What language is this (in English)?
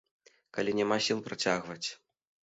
Belarusian